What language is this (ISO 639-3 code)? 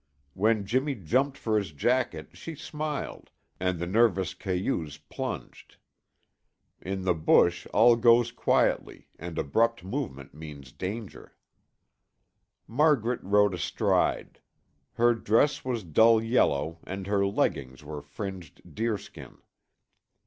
eng